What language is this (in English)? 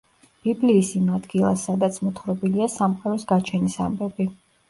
Georgian